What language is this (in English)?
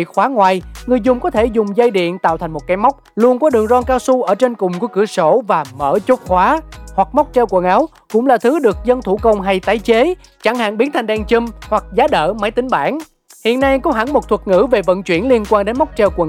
Vietnamese